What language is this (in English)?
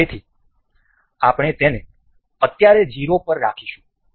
Gujarati